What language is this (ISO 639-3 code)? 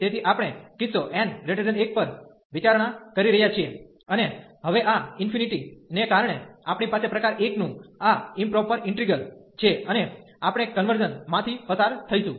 guj